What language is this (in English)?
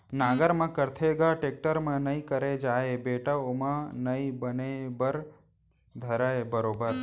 Chhattisgarhi